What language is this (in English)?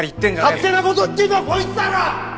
Japanese